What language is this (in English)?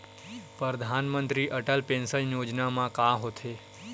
Chhattisgarhi